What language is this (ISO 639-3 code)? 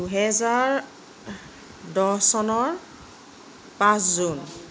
asm